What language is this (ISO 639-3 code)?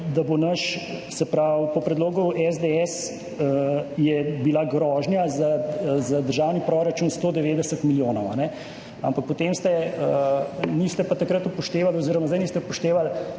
slv